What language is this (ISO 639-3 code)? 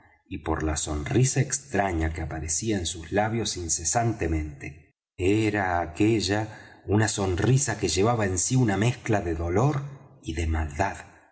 spa